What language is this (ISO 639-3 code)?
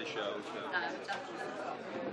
heb